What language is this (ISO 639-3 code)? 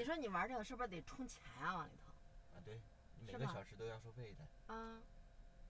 zho